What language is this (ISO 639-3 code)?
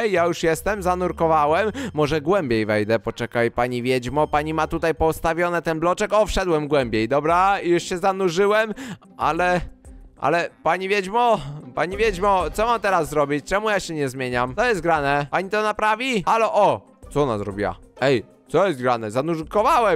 pol